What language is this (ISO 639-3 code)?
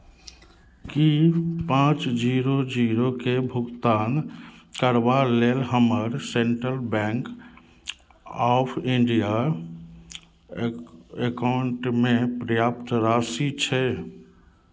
mai